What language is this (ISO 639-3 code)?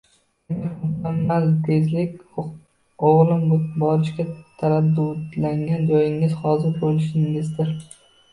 uzb